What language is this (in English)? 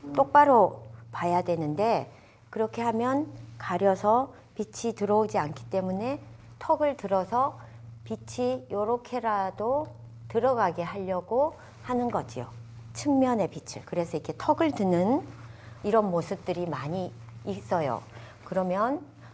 Korean